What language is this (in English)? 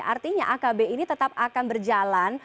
Indonesian